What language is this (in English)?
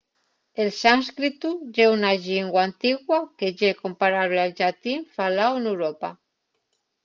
Asturian